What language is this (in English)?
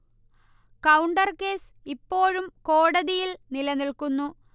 Malayalam